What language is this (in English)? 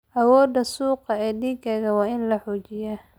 Somali